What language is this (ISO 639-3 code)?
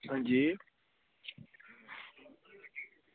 doi